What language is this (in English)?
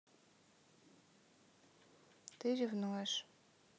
Russian